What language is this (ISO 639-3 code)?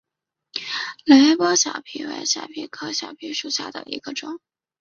zho